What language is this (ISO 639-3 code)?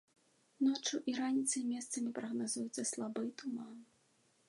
bel